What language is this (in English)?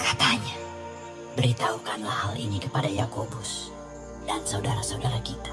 Indonesian